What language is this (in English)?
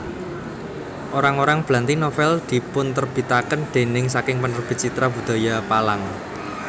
Javanese